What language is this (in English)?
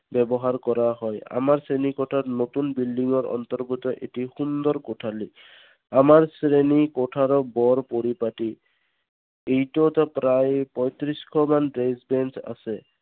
Assamese